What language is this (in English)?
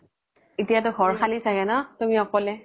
Assamese